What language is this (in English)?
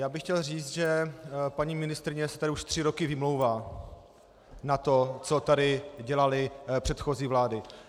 Czech